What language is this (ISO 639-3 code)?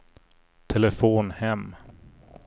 swe